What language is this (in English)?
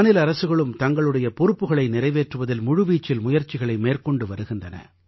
Tamil